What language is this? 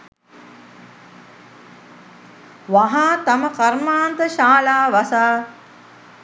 Sinhala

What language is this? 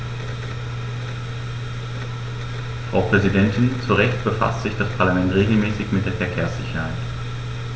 German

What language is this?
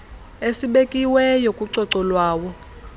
Xhosa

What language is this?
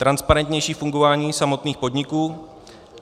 Czech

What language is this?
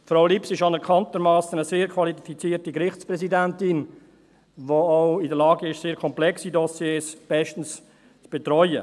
Swiss German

